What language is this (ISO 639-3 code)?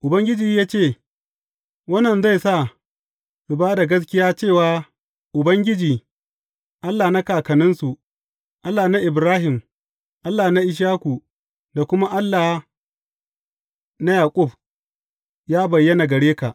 hau